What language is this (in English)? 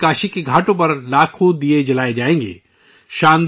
Urdu